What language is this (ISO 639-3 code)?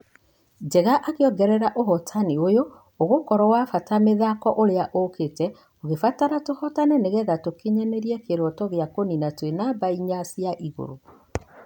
kik